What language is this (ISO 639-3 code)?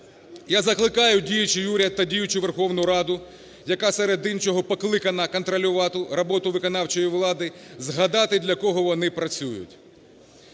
ukr